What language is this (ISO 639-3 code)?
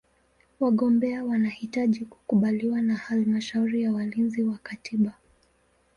swa